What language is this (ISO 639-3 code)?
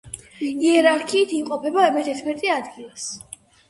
kat